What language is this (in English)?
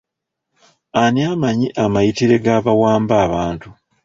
Ganda